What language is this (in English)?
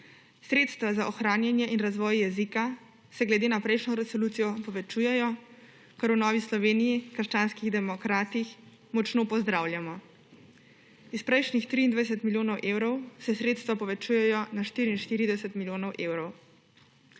Slovenian